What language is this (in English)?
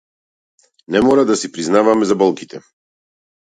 Macedonian